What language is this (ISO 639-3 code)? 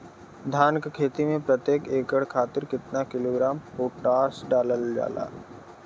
bho